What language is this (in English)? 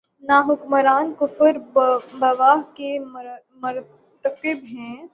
Urdu